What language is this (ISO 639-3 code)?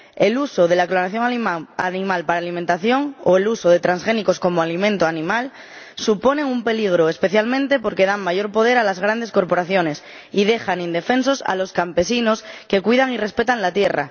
spa